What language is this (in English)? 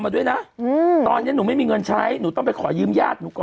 Thai